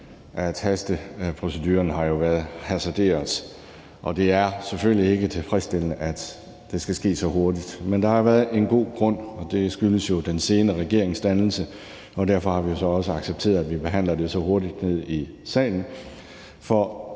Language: Danish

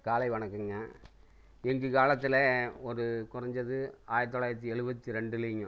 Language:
Tamil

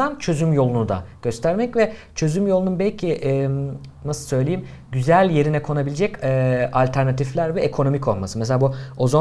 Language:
Turkish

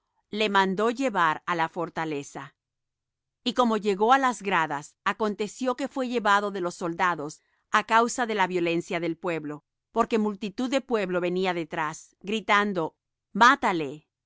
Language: Spanish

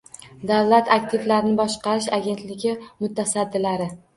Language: Uzbek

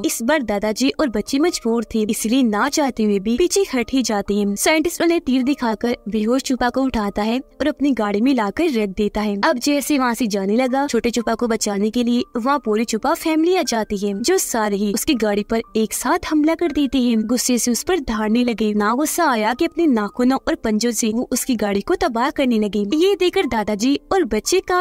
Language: Hindi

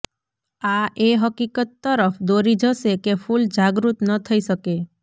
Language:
Gujarati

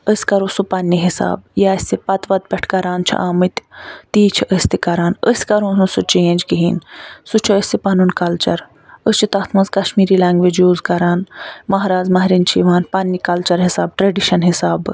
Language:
Kashmiri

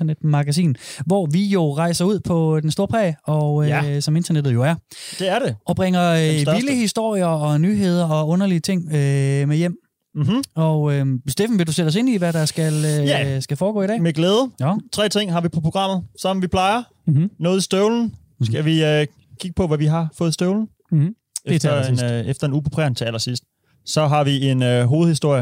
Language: Danish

